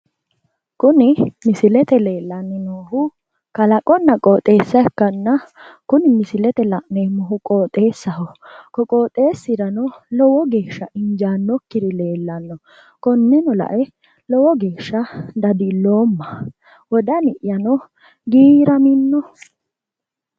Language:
Sidamo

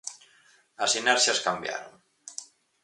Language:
Galician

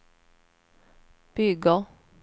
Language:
Swedish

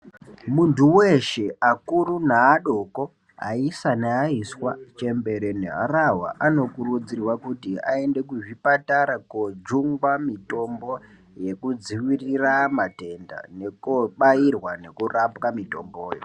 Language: Ndau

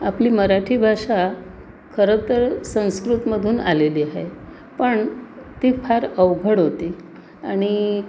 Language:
Marathi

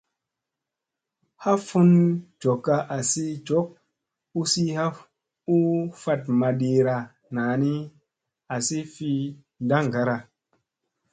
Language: Musey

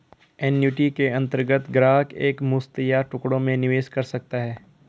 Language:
Hindi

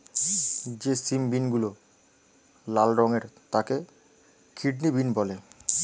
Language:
Bangla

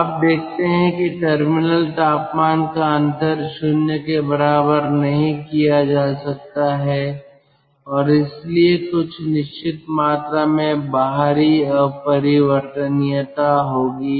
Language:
Hindi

